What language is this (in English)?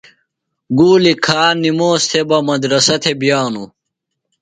Phalura